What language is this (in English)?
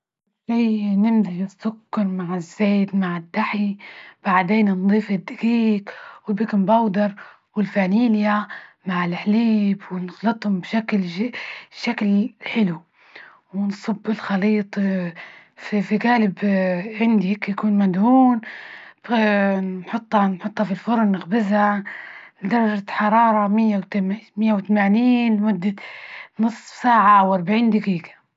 Libyan Arabic